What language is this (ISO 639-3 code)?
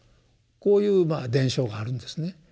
jpn